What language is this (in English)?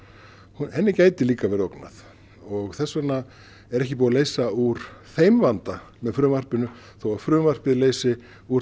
Icelandic